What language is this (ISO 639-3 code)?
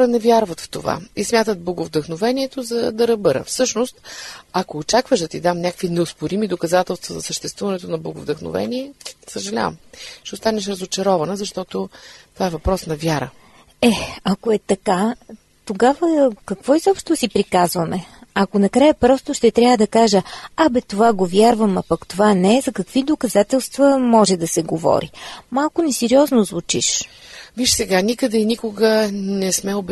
bul